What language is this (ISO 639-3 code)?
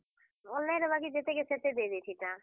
ori